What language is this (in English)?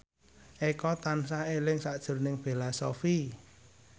Javanese